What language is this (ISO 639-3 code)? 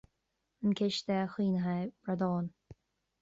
gle